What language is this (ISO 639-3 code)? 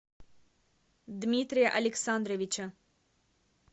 rus